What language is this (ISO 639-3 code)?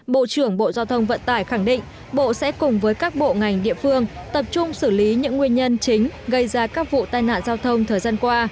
vie